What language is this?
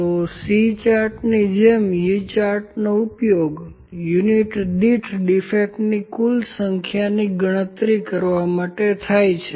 Gujarati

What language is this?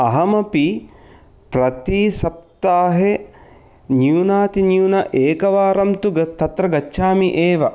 Sanskrit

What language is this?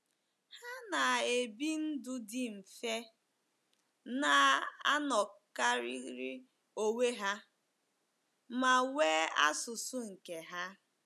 Igbo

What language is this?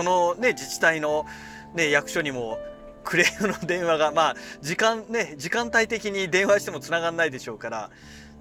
Japanese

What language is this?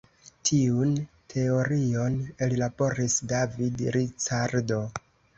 Esperanto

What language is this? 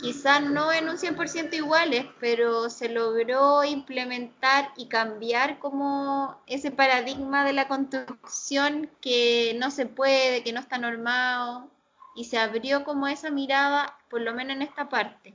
Spanish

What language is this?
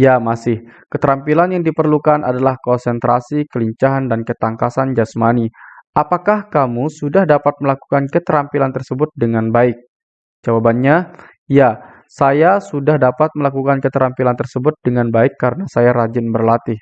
Indonesian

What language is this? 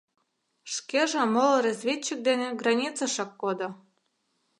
Mari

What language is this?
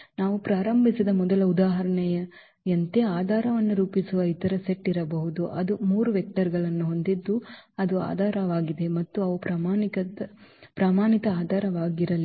Kannada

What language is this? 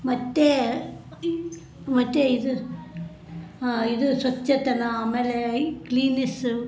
Kannada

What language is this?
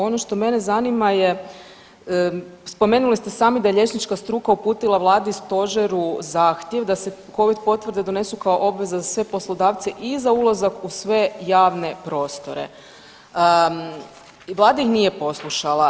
Croatian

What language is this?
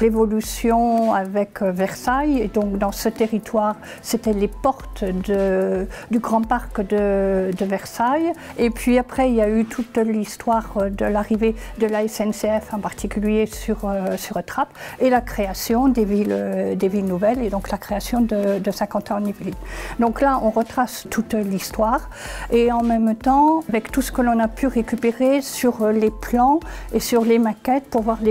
French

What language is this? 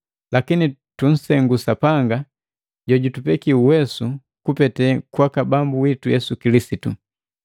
Matengo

